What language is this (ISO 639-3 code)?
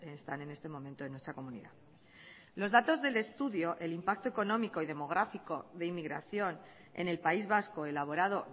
spa